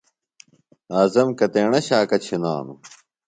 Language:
Phalura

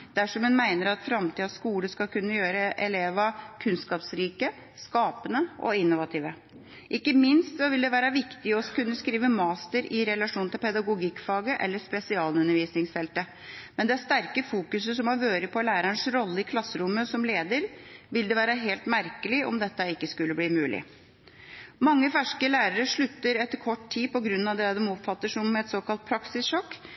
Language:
Norwegian Bokmål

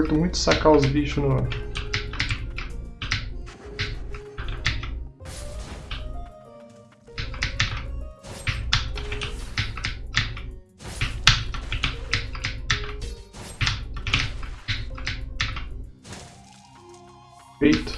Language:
Portuguese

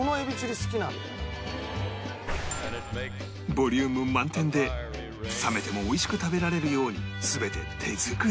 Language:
Japanese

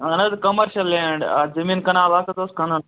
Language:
Kashmiri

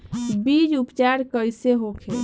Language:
Bhojpuri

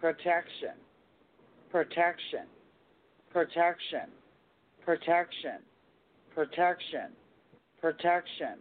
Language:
English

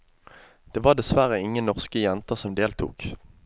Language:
Norwegian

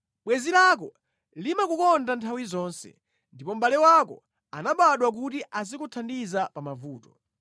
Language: Nyanja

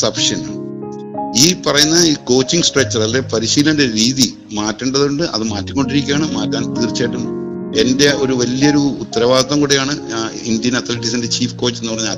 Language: Malayalam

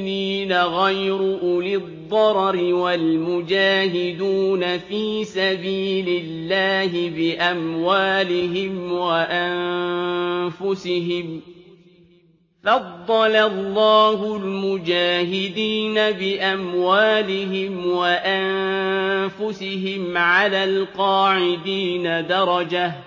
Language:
Arabic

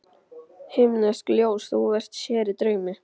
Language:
Icelandic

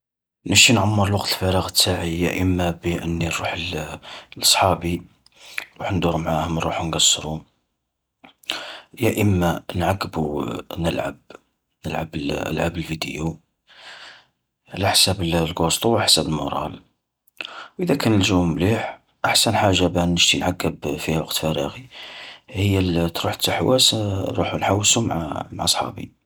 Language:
Algerian Arabic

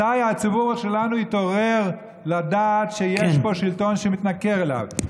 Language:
Hebrew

